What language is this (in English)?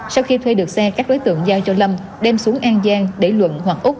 Vietnamese